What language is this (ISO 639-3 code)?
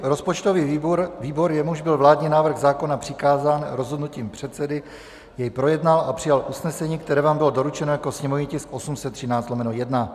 ces